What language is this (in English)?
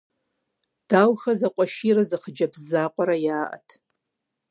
Kabardian